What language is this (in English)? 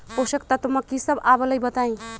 Magahi